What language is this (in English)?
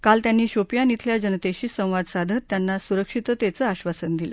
Marathi